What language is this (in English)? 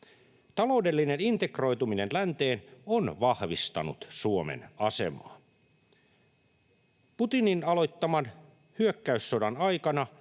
Finnish